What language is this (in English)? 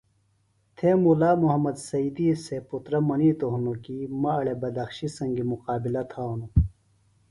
Phalura